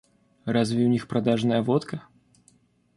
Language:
Russian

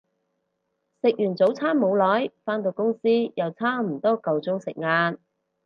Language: Cantonese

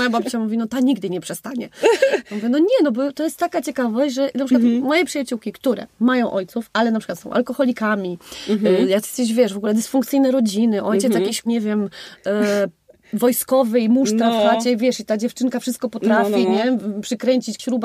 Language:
Polish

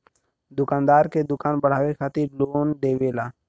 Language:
Bhojpuri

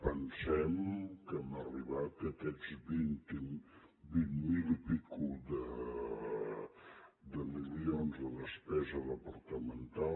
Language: Catalan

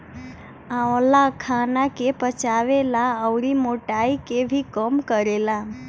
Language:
Bhojpuri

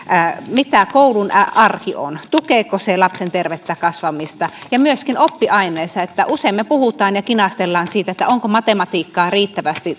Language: Finnish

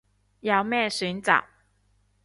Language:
Cantonese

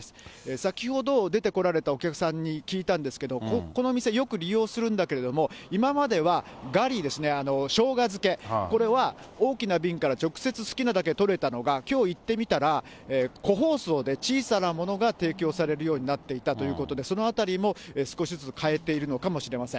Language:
Japanese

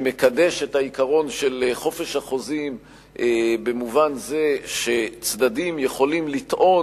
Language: Hebrew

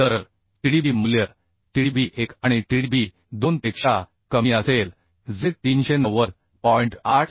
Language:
Marathi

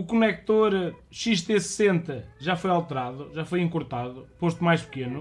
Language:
Portuguese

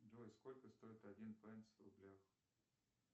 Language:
Russian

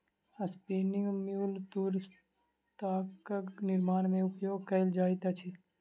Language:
Maithili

